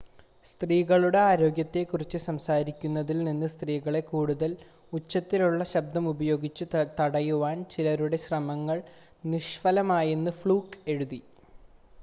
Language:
Malayalam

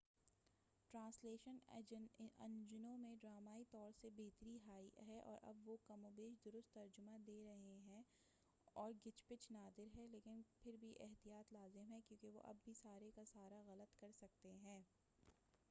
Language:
Urdu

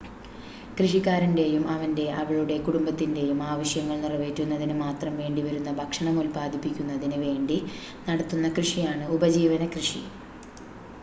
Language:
Malayalam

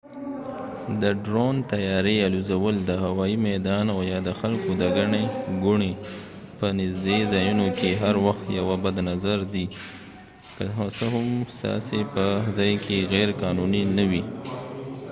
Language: Pashto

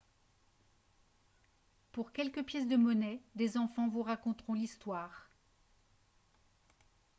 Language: French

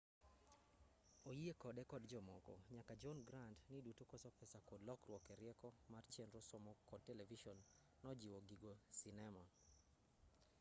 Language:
Luo (Kenya and Tanzania)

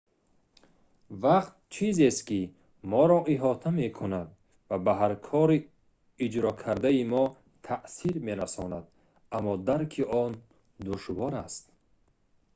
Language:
Tajik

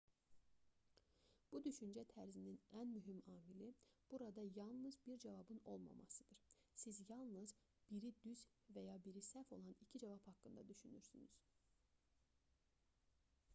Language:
Azerbaijani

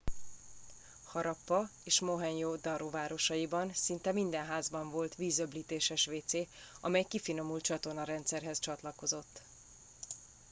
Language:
Hungarian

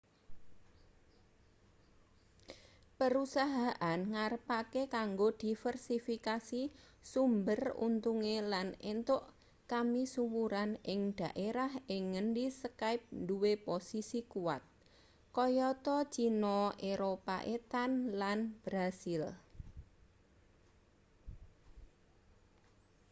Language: Javanese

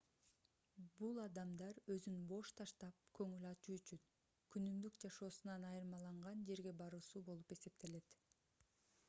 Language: Kyrgyz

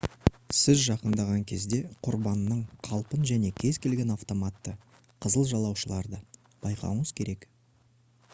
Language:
Kazakh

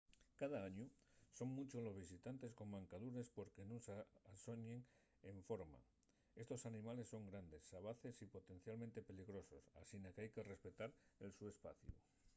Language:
Asturian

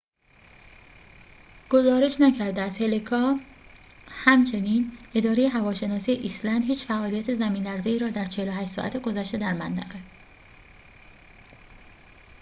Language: Persian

